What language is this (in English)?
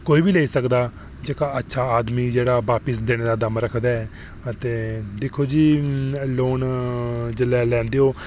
Dogri